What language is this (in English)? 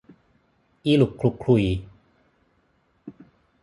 Thai